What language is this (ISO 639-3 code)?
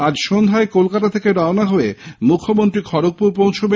ben